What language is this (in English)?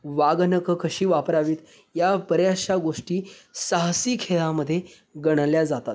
Marathi